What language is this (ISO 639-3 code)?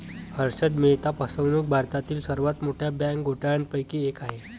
mar